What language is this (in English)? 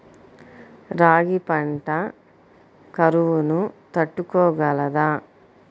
Telugu